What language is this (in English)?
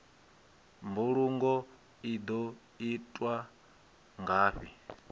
Venda